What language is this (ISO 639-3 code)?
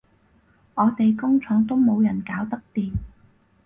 yue